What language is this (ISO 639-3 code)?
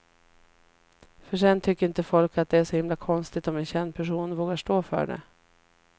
swe